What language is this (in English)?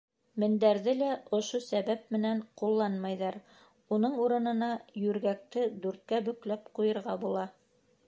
Bashkir